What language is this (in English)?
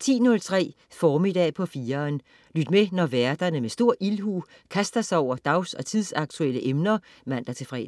Danish